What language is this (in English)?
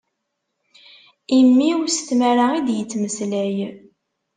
Kabyle